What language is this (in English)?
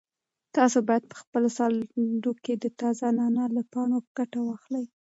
Pashto